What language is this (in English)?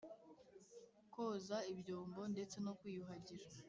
Kinyarwanda